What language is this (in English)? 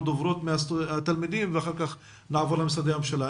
Hebrew